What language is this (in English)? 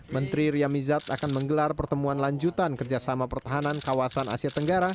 Indonesian